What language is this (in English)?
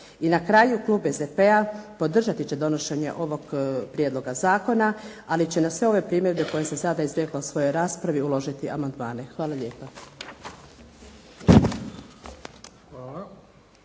Croatian